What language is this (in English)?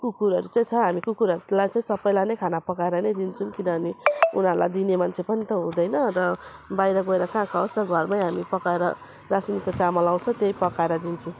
Nepali